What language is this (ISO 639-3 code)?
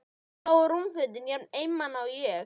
isl